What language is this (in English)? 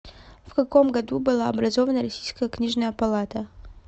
Russian